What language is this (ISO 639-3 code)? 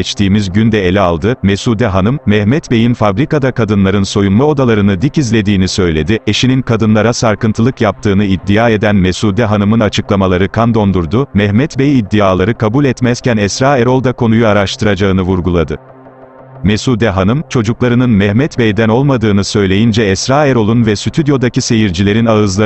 tur